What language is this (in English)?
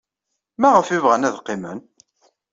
Kabyle